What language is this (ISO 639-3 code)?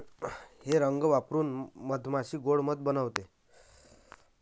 mar